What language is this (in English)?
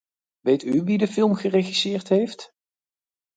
Dutch